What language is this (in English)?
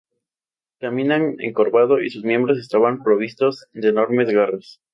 Spanish